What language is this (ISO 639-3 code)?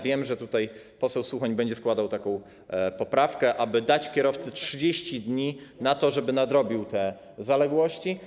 pol